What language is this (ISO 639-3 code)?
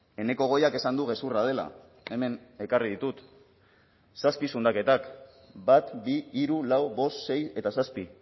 eus